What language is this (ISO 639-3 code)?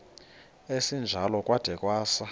xho